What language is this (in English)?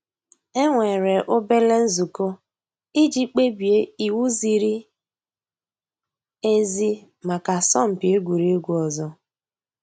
Igbo